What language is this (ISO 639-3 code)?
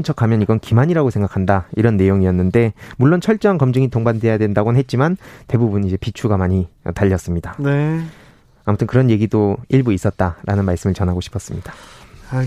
kor